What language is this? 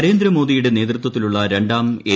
Malayalam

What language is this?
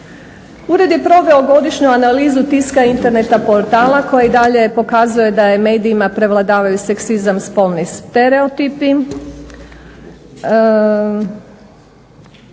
Croatian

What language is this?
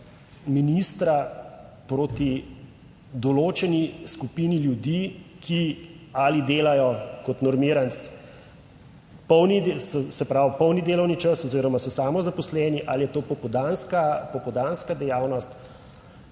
Slovenian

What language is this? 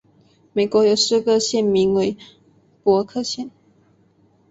Chinese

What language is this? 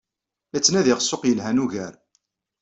Kabyle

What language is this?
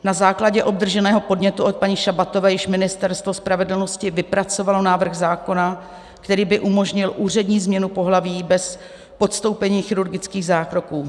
Czech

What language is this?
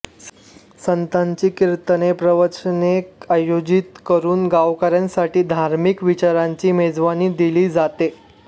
Marathi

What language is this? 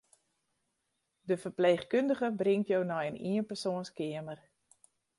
Western Frisian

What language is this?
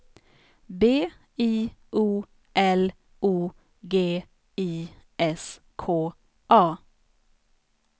Swedish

